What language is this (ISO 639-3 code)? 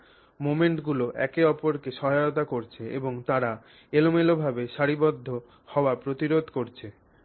ben